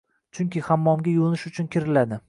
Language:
Uzbek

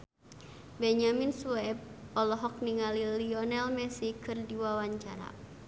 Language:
Sundanese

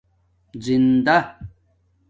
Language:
Domaaki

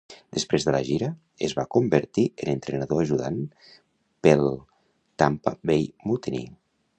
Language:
Catalan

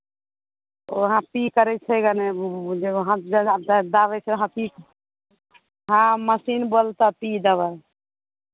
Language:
Maithili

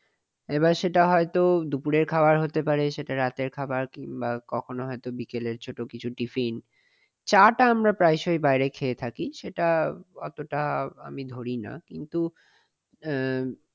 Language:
Bangla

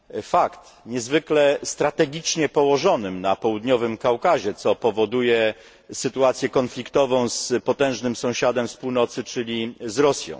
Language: Polish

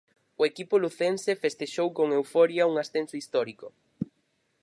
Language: Galician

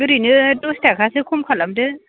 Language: Bodo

